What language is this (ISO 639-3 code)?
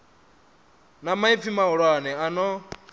ven